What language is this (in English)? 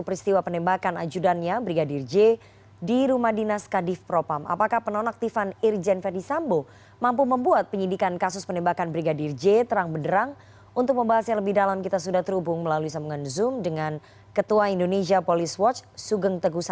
Indonesian